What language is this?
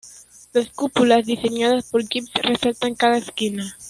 Spanish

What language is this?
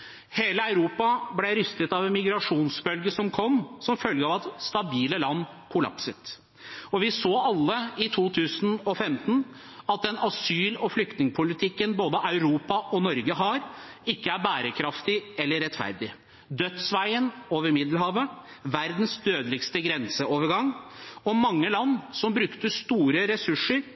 Norwegian Bokmål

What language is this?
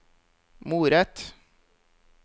Norwegian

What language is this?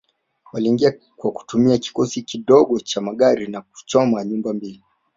Swahili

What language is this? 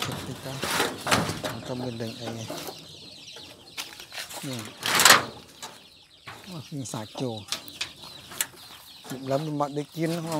Thai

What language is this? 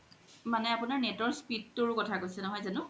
Assamese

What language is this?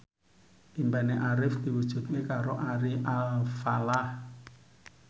Javanese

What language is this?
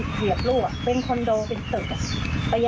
Thai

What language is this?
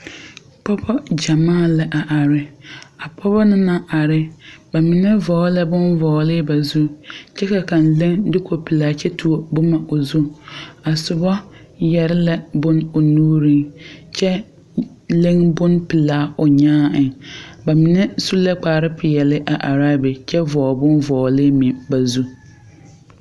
Southern Dagaare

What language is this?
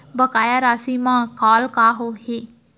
Chhattisgarhi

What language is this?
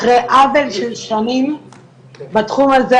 Hebrew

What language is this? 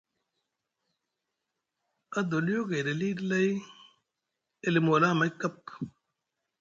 Musgu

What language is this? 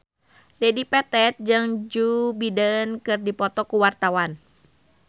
Sundanese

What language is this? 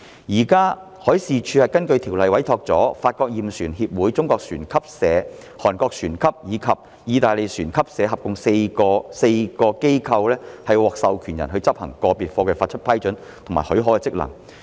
Cantonese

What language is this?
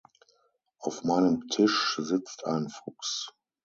German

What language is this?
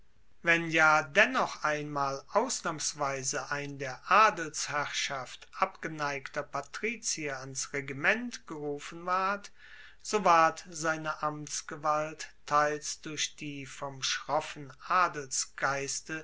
German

